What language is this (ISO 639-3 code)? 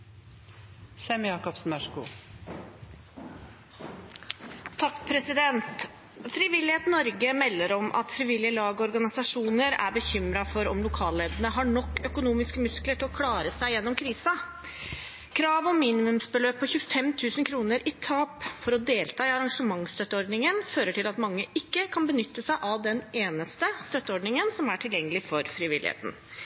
nob